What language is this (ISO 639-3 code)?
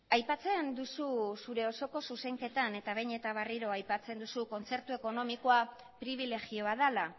eus